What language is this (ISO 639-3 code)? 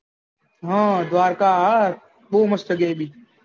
guj